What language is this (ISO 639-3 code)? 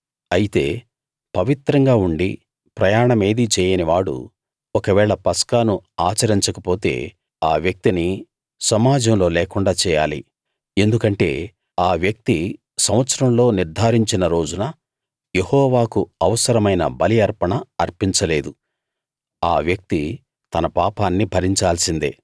tel